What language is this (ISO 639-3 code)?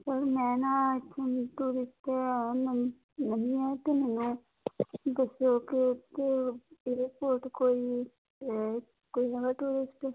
pan